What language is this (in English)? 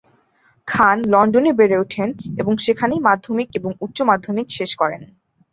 Bangla